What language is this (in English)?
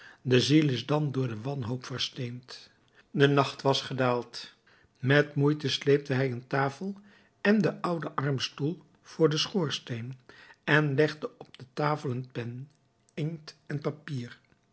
Dutch